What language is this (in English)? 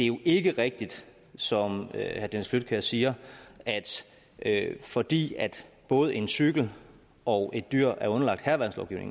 Danish